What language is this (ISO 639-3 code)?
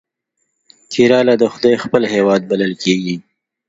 pus